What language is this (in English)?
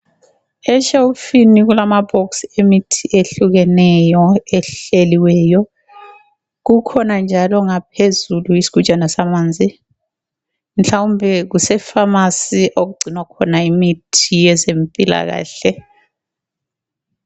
North Ndebele